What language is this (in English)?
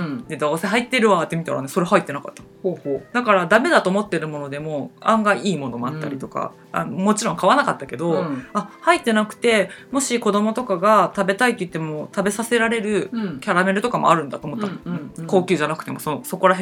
Japanese